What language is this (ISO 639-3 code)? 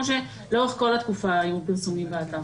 heb